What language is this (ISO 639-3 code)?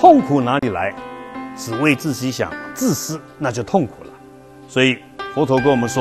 kor